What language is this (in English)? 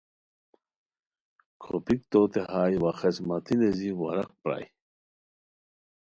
Khowar